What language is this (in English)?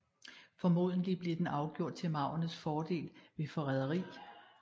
Danish